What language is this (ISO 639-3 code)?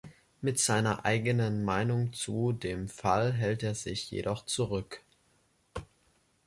deu